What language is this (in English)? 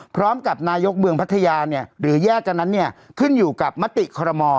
Thai